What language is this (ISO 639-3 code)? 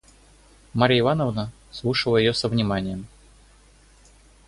rus